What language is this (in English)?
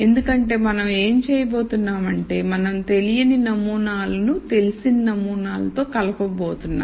Telugu